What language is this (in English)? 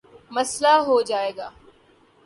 Urdu